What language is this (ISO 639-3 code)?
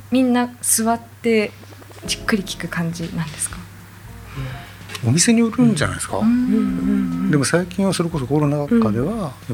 jpn